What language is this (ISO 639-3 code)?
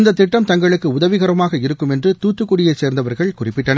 tam